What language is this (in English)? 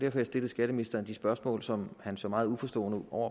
Danish